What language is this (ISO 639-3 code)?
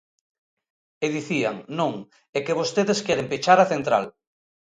glg